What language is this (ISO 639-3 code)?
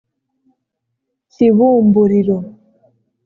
kin